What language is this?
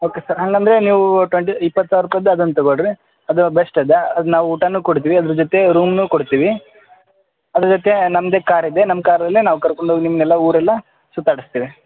Kannada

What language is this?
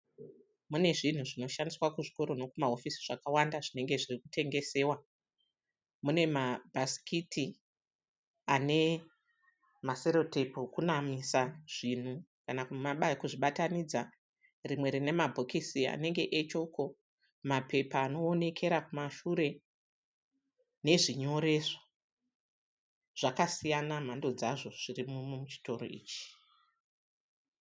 Shona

